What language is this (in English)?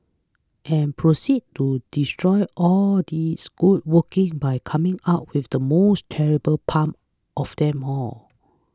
English